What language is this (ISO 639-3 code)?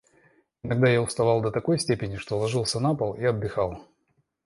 rus